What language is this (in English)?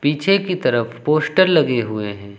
Hindi